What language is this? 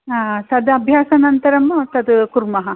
Sanskrit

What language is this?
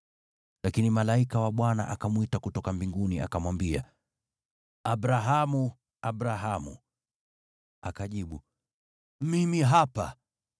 Swahili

